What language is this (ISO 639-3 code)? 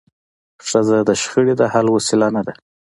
pus